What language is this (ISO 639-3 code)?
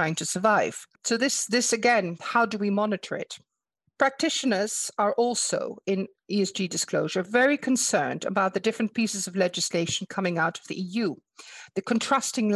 eng